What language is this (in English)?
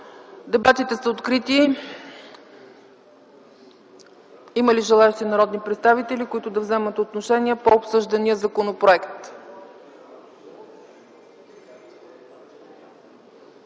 Bulgarian